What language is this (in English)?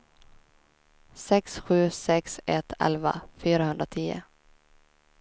Swedish